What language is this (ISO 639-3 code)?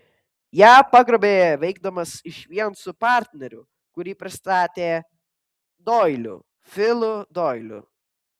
lit